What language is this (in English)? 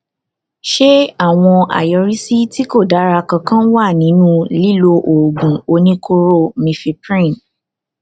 Yoruba